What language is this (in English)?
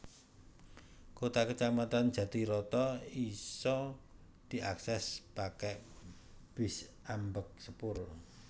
Javanese